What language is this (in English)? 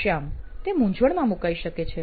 Gujarati